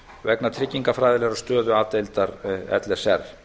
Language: Icelandic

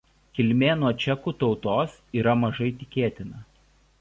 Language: Lithuanian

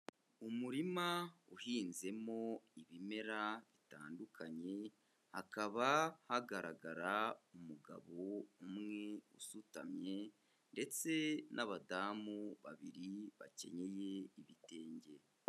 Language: Kinyarwanda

